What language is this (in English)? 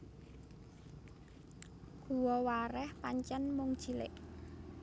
Javanese